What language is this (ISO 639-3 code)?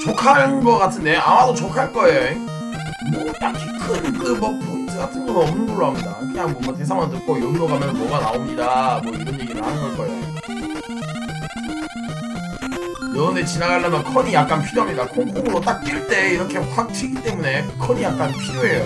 kor